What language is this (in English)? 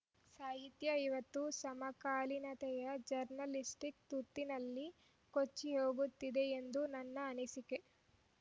Kannada